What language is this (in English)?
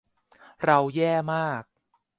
Thai